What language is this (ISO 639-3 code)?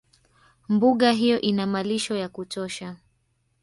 swa